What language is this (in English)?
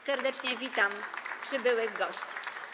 Polish